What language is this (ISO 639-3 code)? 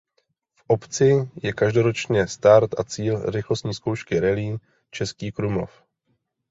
ces